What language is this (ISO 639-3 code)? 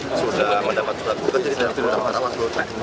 ind